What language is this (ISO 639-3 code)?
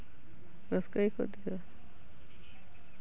sat